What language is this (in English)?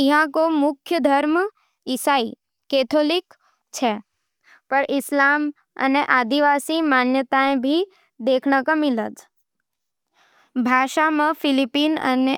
Nimadi